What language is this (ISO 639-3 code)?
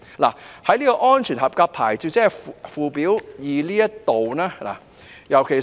yue